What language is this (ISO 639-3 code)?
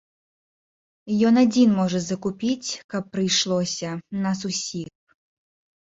bel